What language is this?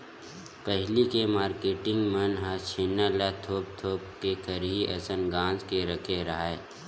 Chhattisgarhi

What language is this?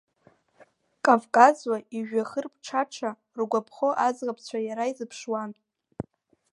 Abkhazian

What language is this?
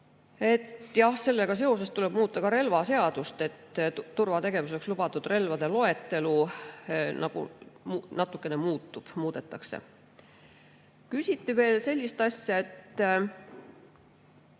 Estonian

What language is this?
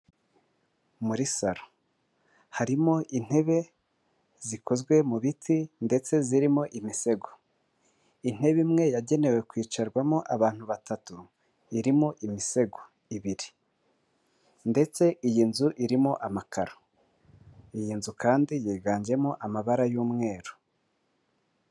Kinyarwanda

